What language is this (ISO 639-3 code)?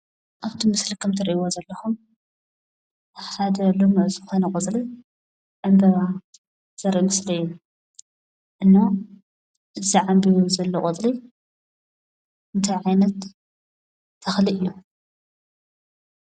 tir